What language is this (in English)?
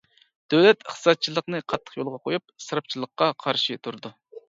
Uyghur